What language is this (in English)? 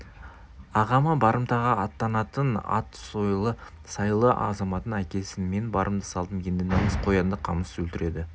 Kazakh